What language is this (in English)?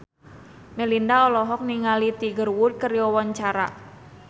Sundanese